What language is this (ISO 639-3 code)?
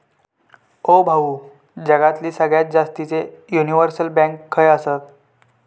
mar